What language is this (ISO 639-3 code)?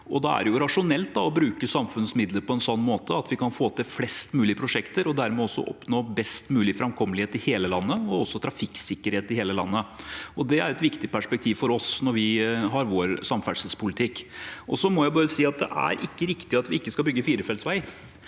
nor